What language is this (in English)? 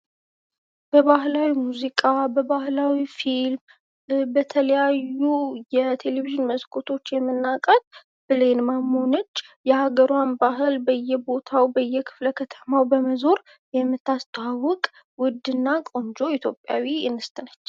Amharic